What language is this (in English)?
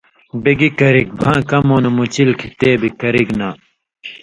Indus Kohistani